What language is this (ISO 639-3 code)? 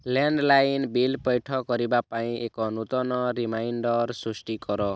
ori